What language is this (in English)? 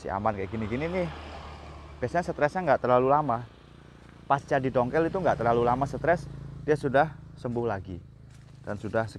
Indonesian